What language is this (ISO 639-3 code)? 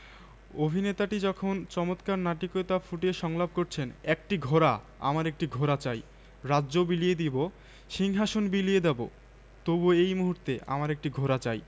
ben